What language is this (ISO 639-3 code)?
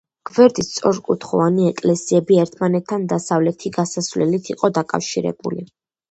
kat